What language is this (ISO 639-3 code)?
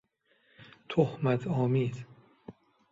fas